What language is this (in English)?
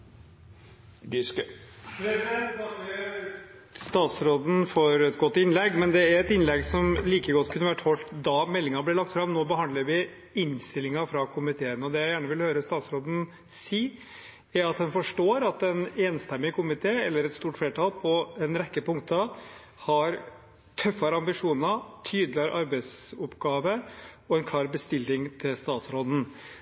Norwegian